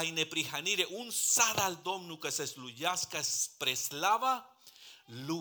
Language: Romanian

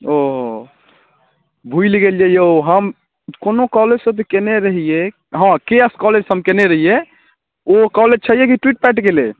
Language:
Maithili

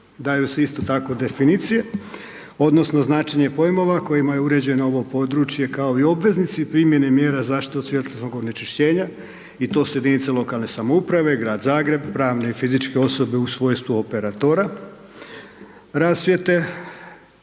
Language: Croatian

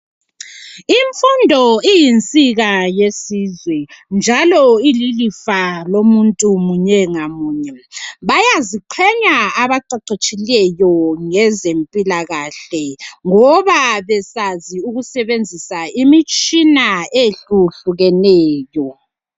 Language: North Ndebele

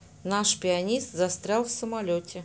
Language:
Russian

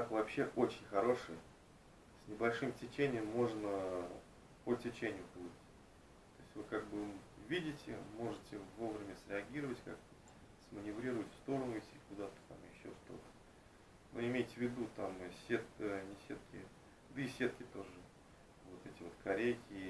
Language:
Russian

